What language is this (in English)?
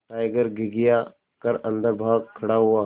Hindi